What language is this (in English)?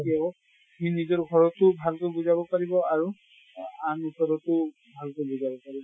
Assamese